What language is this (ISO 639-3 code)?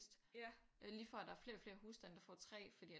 dan